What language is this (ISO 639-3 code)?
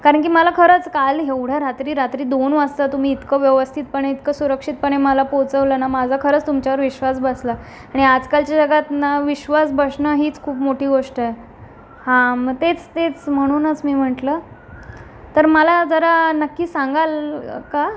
mar